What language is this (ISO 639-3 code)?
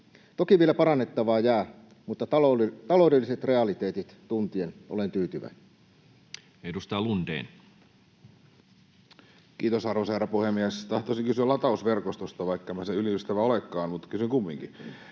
fin